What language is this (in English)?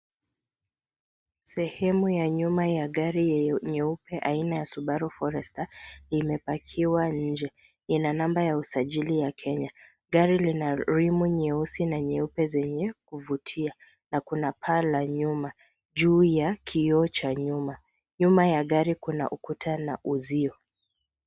Swahili